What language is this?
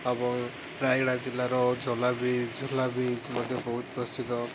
Odia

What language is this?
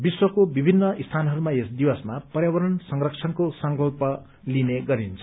Nepali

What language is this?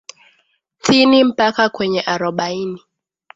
Swahili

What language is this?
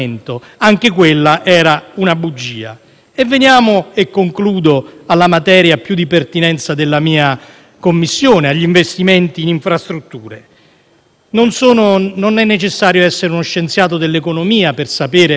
Italian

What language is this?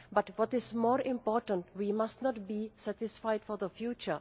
English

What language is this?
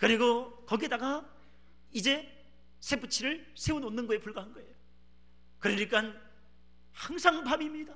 Korean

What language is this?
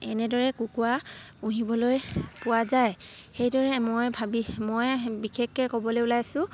Assamese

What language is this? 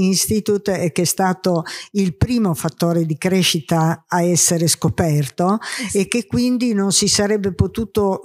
Italian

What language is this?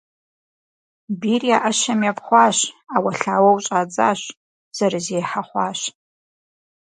Kabardian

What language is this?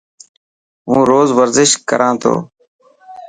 Dhatki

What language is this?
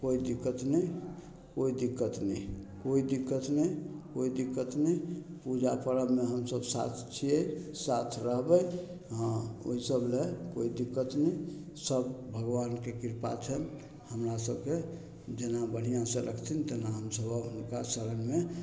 Maithili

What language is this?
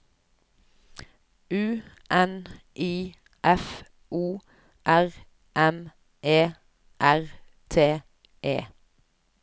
Norwegian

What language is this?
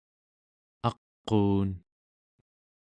Central Yupik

